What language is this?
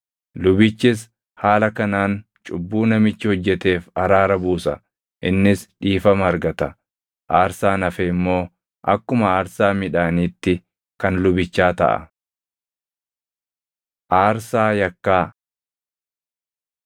Oromo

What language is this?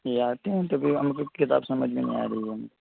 Urdu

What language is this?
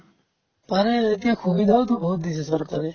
Assamese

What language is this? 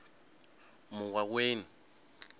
Venda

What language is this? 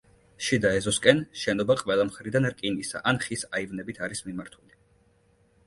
Georgian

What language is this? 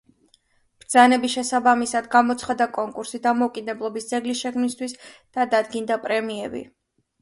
Georgian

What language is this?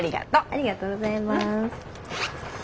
Japanese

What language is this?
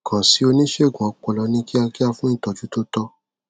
Yoruba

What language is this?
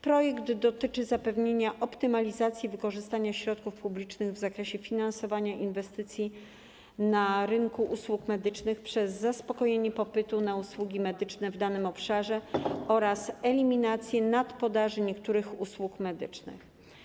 Polish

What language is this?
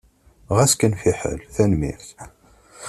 Kabyle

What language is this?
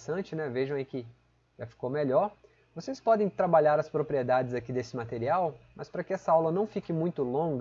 Portuguese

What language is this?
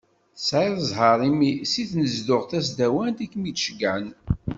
Kabyle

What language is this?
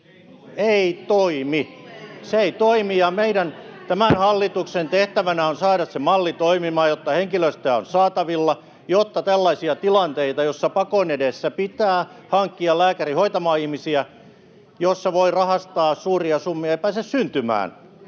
Finnish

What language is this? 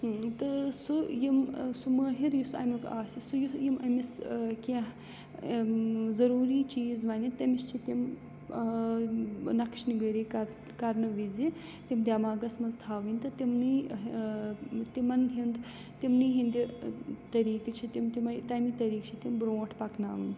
Kashmiri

